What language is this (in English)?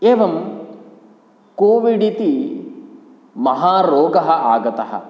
Sanskrit